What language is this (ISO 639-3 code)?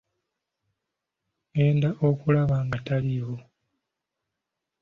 lug